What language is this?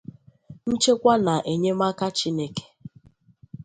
Igbo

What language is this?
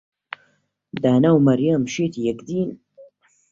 Central Kurdish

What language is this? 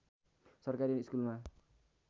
Nepali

